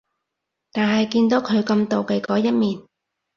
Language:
Cantonese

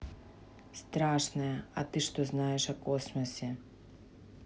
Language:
Russian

